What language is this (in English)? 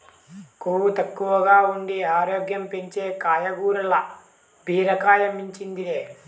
Telugu